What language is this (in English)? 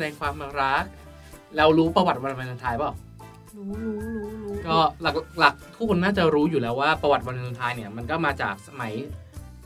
Thai